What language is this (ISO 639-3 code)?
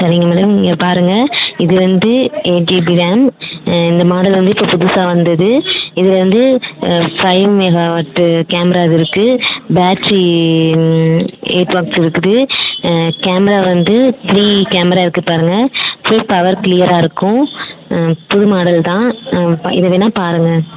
tam